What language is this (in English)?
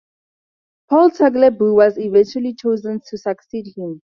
English